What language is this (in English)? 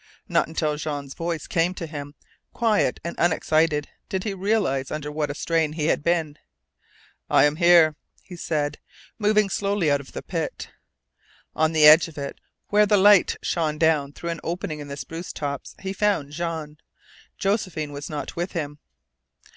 English